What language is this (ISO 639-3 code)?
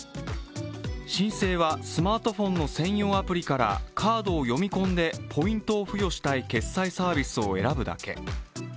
jpn